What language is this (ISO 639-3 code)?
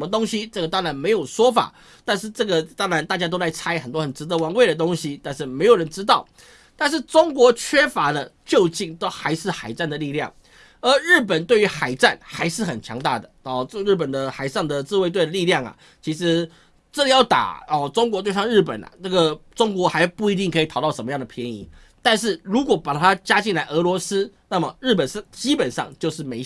zho